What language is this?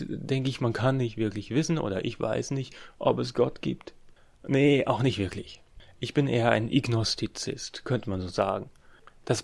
German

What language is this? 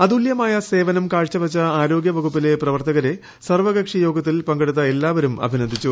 Malayalam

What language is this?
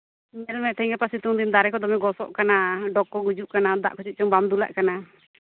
Santali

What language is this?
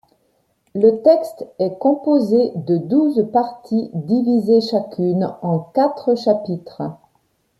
French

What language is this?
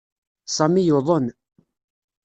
Kabyle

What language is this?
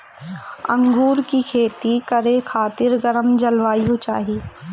Bhojpuri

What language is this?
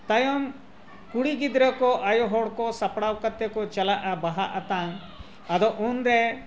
Santali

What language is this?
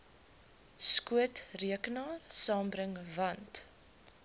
Afrikaans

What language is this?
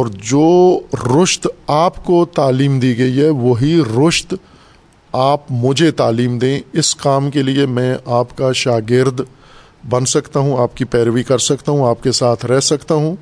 Urdu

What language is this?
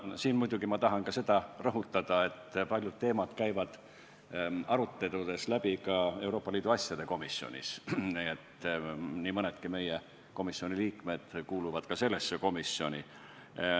Estonian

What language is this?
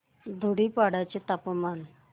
Marathi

